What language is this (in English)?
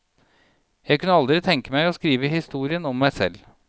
Norwegian